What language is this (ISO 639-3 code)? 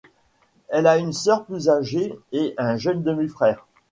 fra